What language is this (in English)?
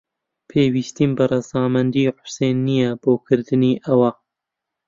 Central Kurdish